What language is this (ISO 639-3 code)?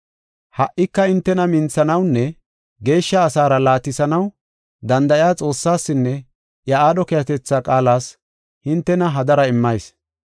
gof